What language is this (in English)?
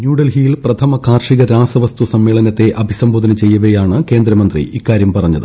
Malayalam